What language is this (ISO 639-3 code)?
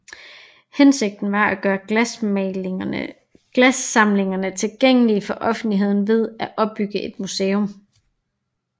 dan